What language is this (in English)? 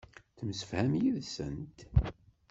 Kabyle